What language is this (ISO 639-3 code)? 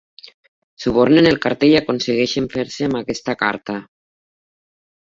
cat